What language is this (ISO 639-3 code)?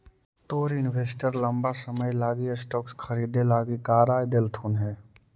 mag